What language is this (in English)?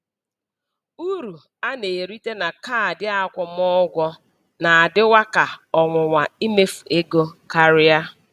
Igbo